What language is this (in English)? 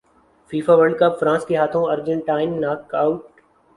Urdu